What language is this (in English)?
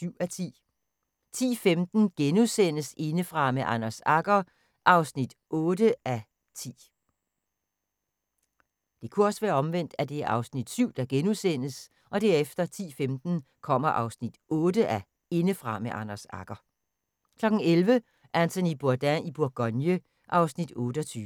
Danish